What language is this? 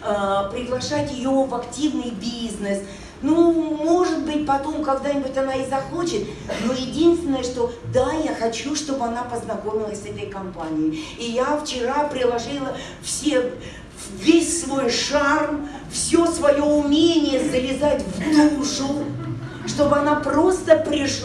Russian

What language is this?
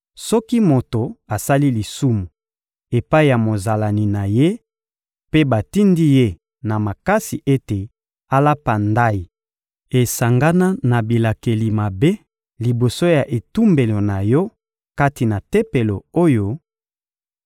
Lingala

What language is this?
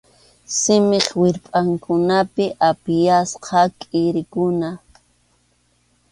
Arequipa-La Unión Quechua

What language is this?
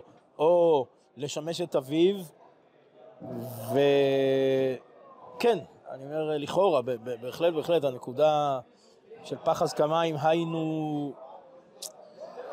Hebrew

